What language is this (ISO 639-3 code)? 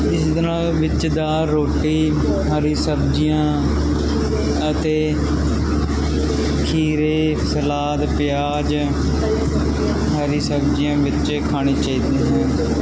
pan